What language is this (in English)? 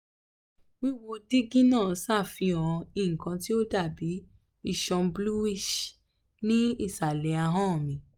Yoruba